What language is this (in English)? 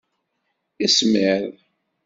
Kabyle